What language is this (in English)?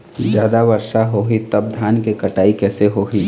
Chhattisgarhi